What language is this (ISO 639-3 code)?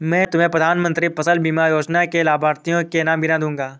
hin